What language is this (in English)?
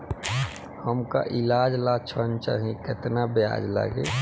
Bhojpuri